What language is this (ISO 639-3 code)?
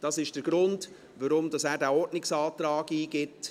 gsw